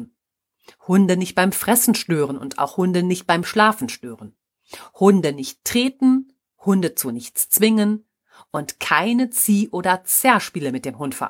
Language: German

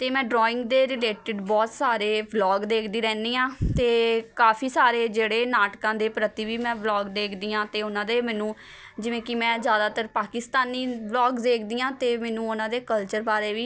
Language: Punjabi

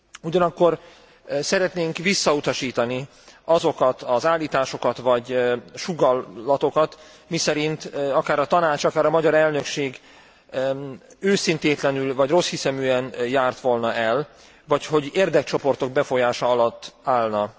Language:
Hungarian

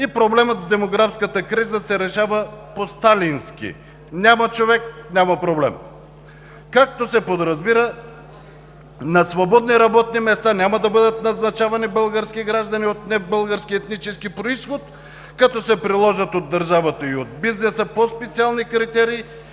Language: Bulgarian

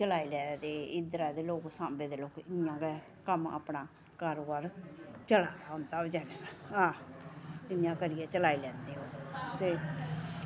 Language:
Dogri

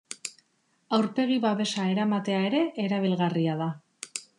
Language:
Basque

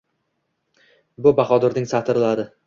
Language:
Uzbek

